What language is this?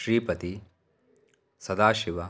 Sanskrit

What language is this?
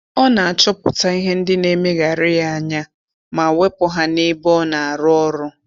Igbo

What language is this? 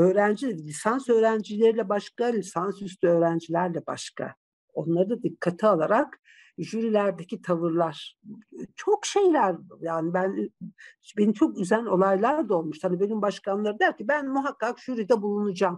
Turkish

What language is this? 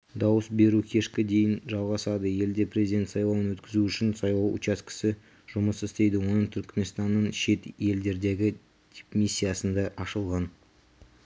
Kazakh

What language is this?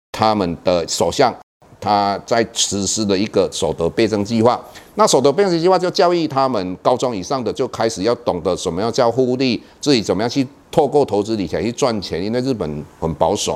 Chinese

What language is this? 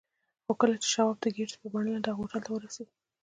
Pashto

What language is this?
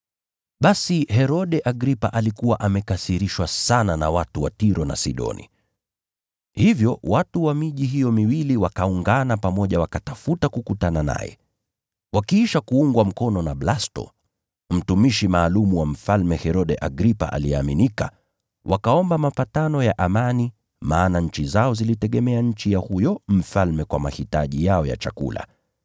Swahili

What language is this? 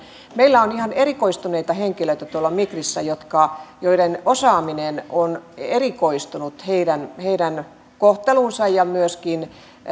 Finnish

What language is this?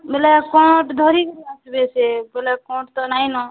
Odia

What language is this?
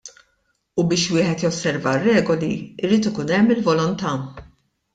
Maltese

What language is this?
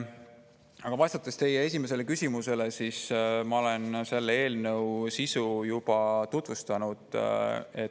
Estonian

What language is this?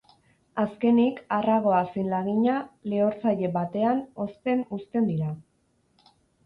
Basque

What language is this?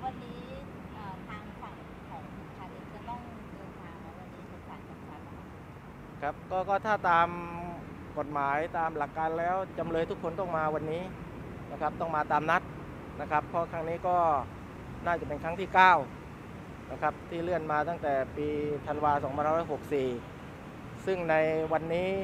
Thai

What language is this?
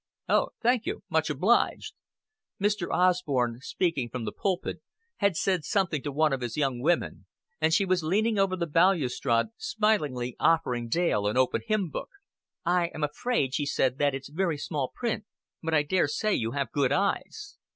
English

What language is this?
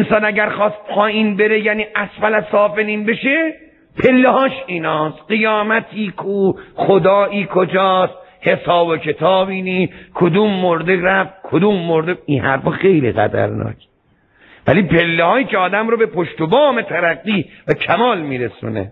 Persian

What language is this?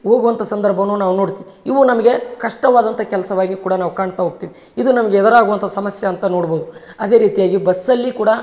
Kannada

